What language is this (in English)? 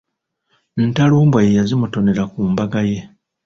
Ganda